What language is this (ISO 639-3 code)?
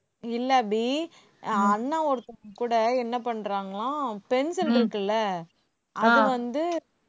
tam